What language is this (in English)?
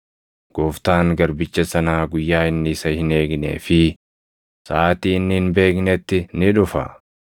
Oromo